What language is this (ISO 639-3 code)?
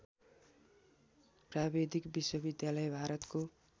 nep